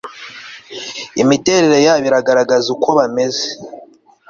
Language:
Kinyarwanda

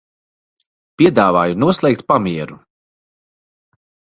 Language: Latvian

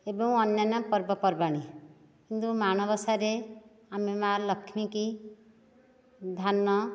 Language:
Odia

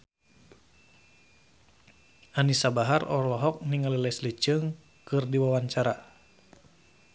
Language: Sundanese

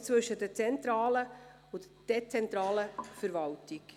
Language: Swiss German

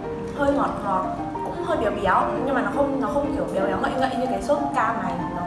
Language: Vietnamese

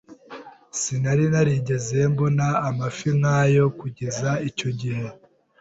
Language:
Kinyarwanda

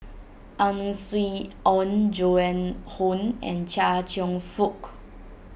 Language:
English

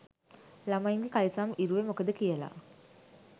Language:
Sinhala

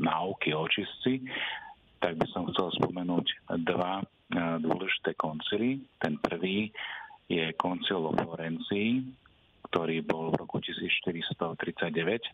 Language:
Slovak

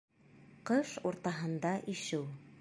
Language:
Bashkir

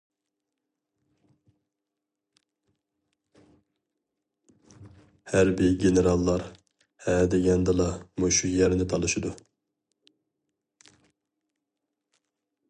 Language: Uyghur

